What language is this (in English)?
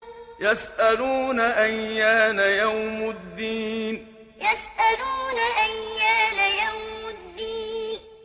Arabic